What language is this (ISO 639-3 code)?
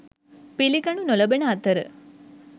sin